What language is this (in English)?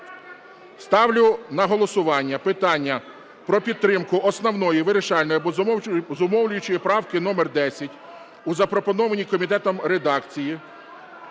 Ukrainian